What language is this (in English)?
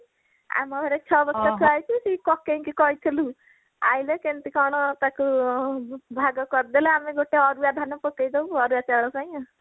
Odia